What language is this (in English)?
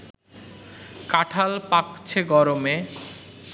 Bangla